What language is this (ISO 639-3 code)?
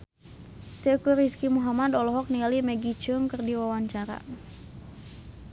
sun